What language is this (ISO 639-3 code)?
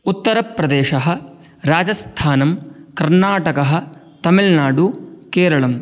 san